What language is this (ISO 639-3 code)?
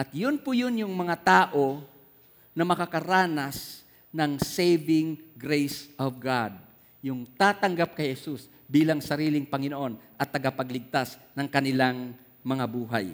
fil